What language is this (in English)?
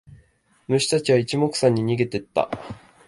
Japanese